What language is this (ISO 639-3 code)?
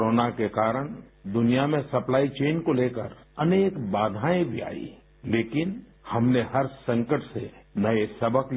hin